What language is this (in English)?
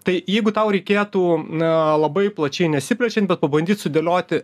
Lithuanian